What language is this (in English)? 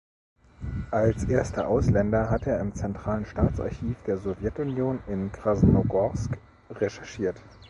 German